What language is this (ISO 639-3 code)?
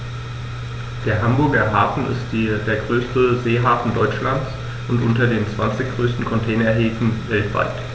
deu